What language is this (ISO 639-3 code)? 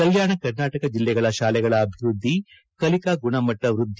kan